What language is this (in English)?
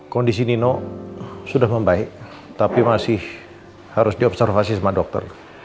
Indonesian